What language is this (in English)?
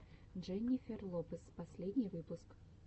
Russian